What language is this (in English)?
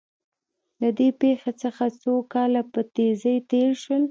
Pashto